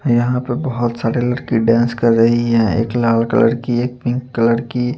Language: Hindi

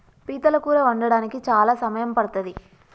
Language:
Telugu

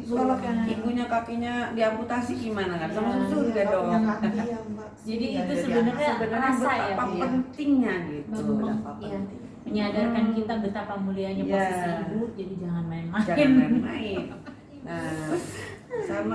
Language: Indonesian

